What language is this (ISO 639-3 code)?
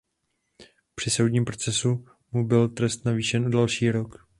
ces